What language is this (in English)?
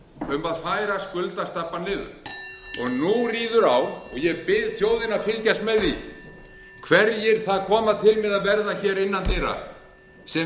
Icelandic